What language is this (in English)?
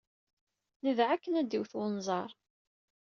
Kabyle